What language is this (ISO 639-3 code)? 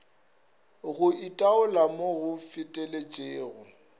nso